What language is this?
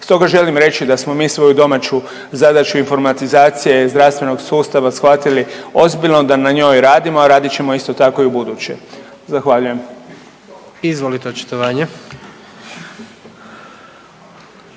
Croatian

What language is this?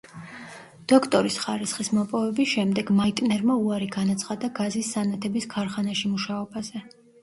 Georgian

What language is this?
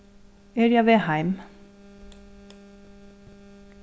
Faroese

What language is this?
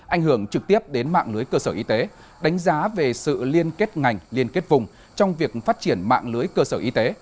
Vietnamese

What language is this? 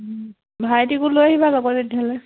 Assamese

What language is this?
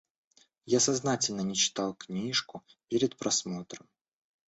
Russian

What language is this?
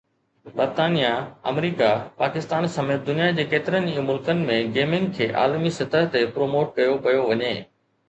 Sindhi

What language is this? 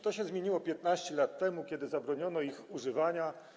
Polish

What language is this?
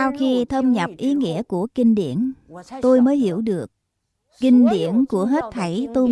Vietnamese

